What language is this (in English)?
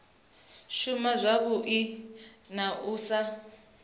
Venda